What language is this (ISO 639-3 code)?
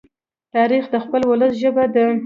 pus